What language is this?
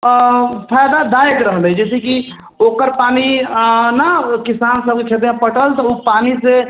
Maithili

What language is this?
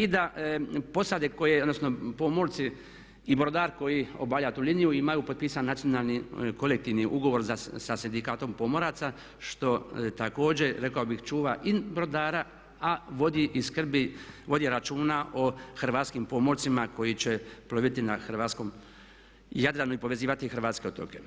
Croatian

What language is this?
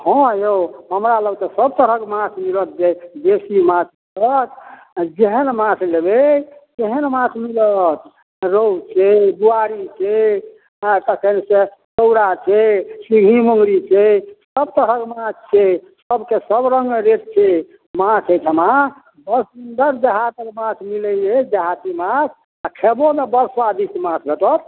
Maithili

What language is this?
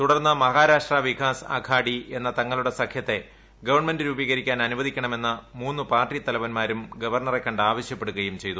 Malayalam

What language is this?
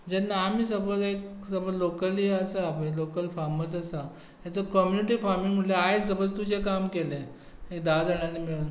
Konkani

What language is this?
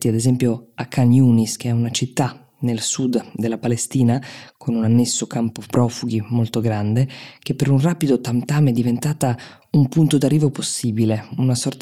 Italian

